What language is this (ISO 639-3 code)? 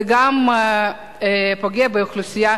heb